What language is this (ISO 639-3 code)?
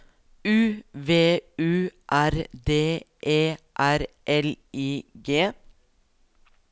nor